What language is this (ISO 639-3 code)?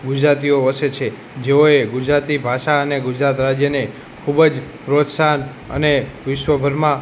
guj